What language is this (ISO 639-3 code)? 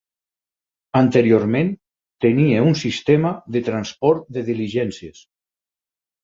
cat